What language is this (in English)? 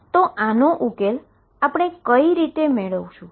Gujarati